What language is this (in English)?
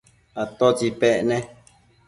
Matsés